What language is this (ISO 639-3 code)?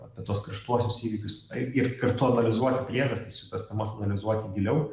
lit